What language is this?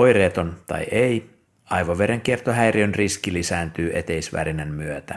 Finnish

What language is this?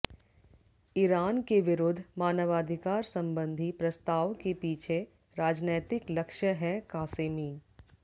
Hindi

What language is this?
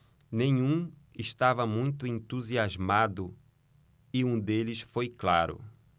Portuguese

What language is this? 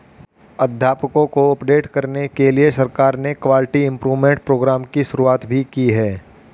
Hindi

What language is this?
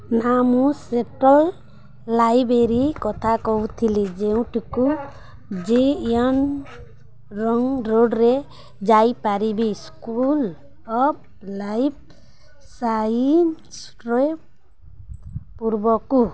Odia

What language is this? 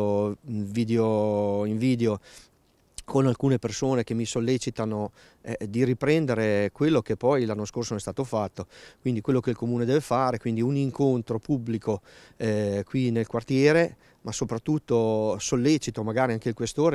Italian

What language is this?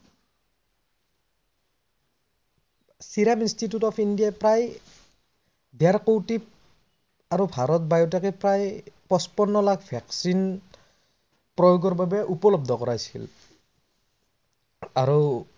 Assamese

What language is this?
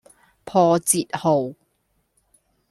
Cantonese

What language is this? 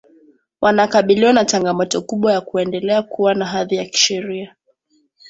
Swahili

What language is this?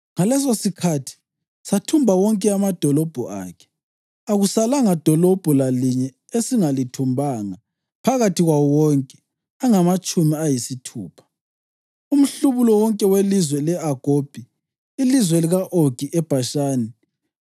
North Ndebele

